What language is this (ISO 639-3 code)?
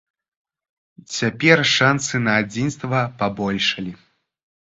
bel